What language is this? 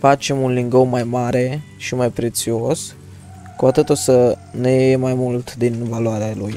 Romanian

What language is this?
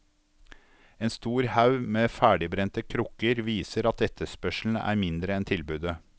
Norwegian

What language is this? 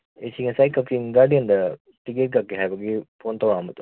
Manipuri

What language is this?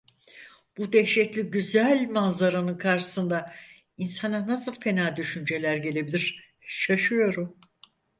Turkish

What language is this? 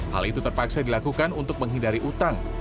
Indonesian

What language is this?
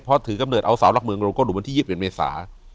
Thai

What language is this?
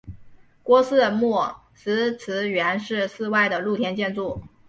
Chinese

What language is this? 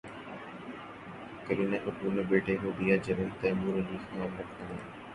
Urdu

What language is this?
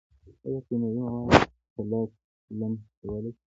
Pashto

